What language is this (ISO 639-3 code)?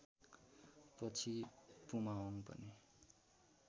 nep